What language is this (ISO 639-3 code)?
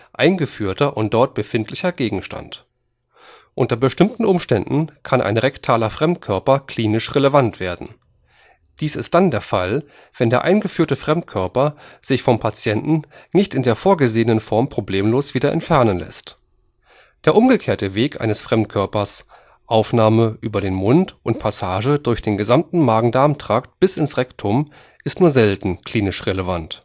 deu